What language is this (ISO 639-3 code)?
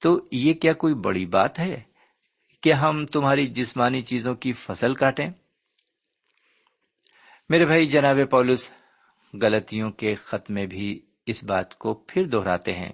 urd